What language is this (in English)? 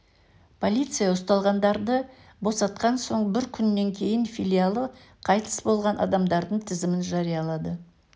Kazakh